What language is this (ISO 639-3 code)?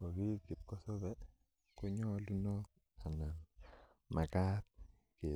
kln